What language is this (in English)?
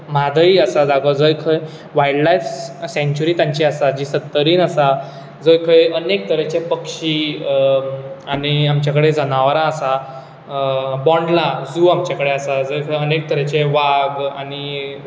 Konkani